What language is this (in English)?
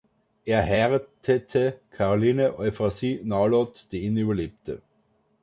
German